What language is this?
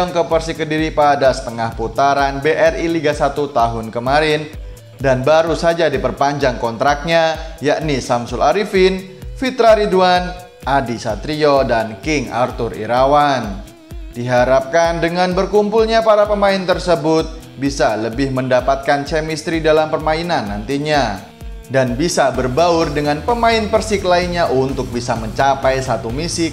Indonesian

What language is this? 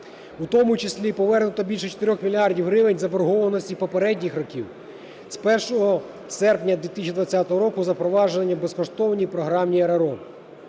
Ukrainian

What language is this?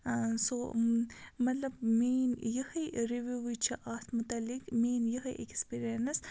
Kashmiri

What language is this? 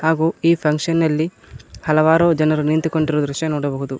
Kannada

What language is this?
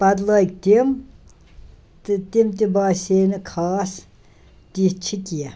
Kashmiri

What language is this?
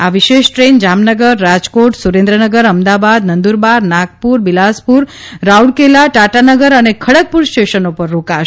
Gujarati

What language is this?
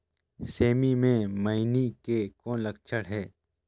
Chhattisgarhi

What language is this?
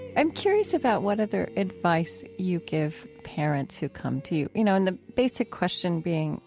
English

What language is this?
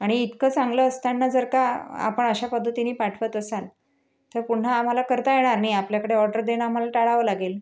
Marathi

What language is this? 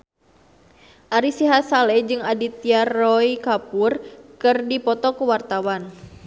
Sundanese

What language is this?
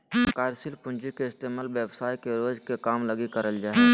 Magahi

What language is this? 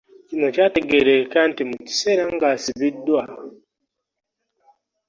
Ganda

